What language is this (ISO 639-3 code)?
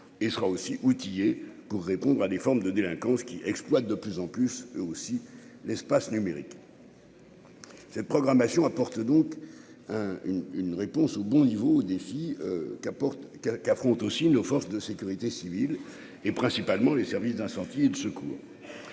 fra